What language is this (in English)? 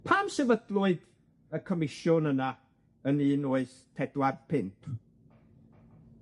Welsh